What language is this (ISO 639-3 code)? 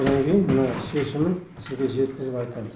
kaz